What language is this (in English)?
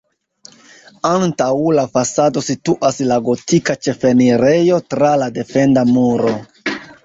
Esperanto